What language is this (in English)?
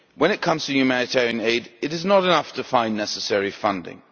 English